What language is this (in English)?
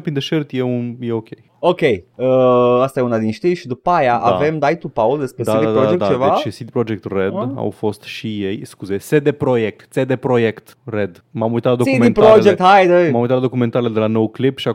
Romanian